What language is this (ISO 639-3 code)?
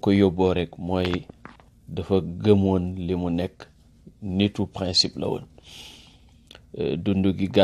ara